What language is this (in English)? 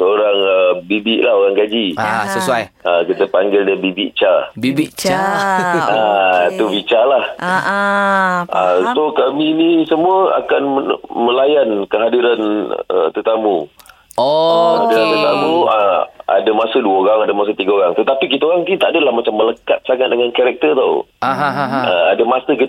Malay